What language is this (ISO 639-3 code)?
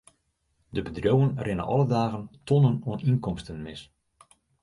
fry